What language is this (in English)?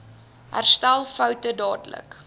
Afrikaans